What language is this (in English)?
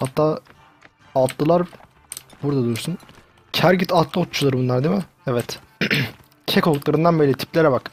Turkish